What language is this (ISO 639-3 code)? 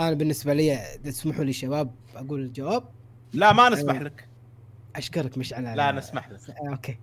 ara